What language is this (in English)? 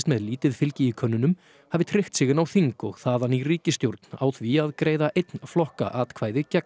Icelandic